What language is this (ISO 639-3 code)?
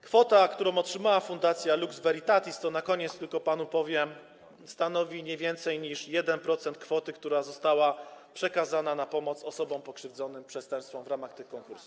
pol